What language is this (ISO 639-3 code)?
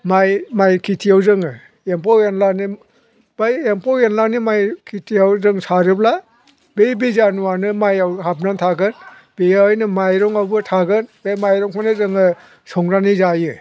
brx